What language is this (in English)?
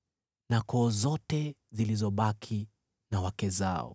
Swahili